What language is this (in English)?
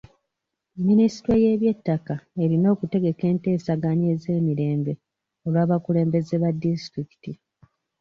Ganda